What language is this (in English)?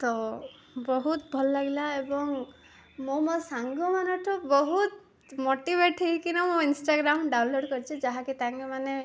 Odia